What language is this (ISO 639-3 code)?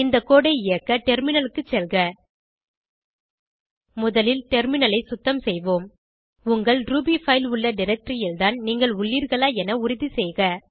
tam